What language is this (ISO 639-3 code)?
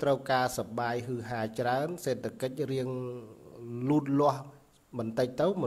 ind